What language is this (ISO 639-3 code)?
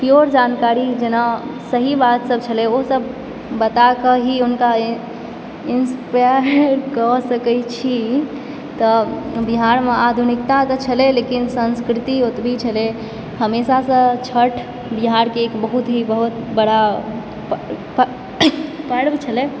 mai